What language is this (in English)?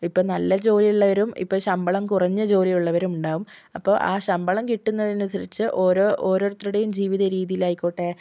Malayalam